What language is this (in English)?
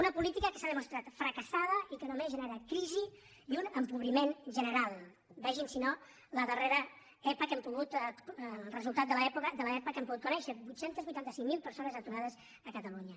Catalan